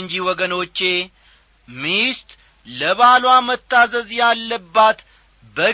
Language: Amharic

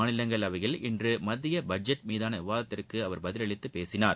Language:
Tamil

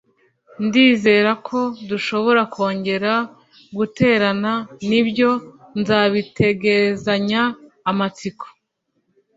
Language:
Kinyarwanda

